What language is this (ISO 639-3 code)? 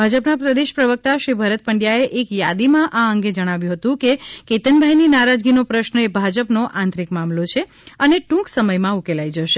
guj